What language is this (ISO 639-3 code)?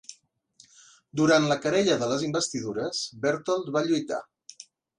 cat